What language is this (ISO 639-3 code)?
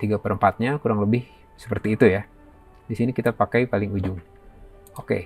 ind